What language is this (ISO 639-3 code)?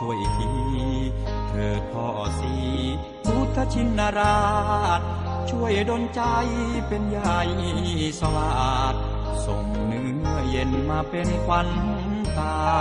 tha